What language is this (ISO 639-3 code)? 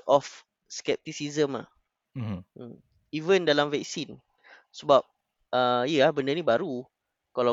msa